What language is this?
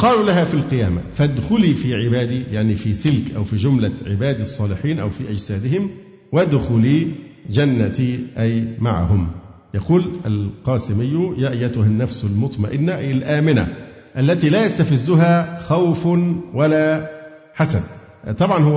Arabic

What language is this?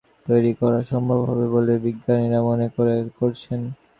Bangla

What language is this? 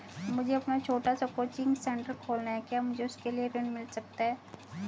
Hindi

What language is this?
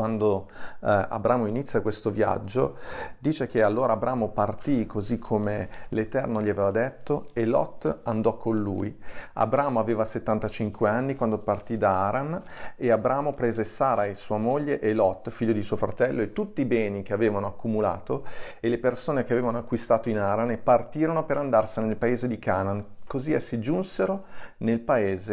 Italian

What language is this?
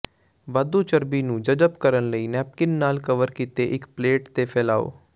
Punjabi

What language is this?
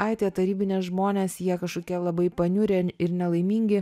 Lithuanian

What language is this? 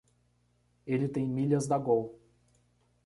Portuguese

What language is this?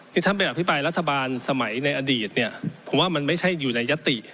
Thai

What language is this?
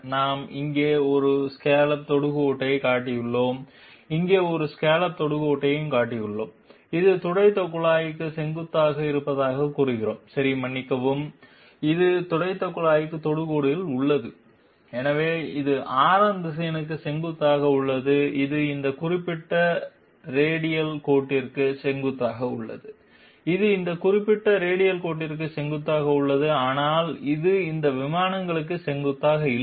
Tamil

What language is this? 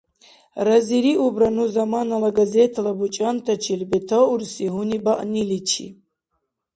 Dargwa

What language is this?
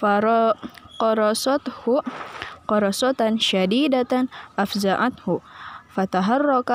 Arabic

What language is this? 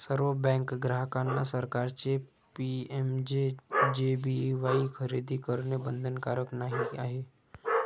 Marathi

